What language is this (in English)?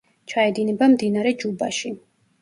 Georgian